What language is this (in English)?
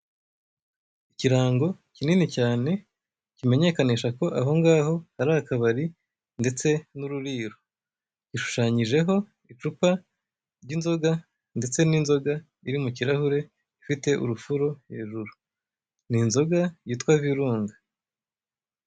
Kinyarwanda